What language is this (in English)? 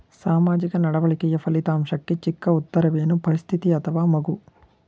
Kannada